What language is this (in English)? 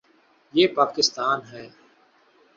Urdu